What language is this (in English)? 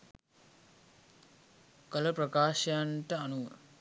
Sinhala